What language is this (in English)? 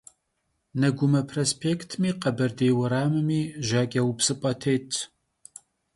Kabardian